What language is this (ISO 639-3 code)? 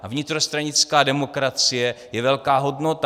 ces